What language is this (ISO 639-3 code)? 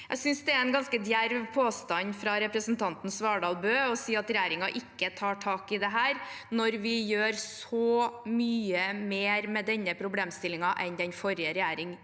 nor